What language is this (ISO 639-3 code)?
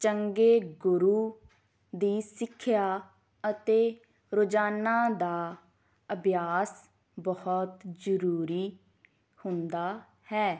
pan